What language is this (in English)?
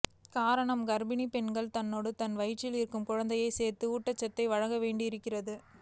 Tamil